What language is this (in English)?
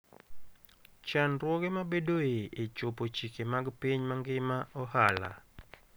Luo (Kenya and Tanzania)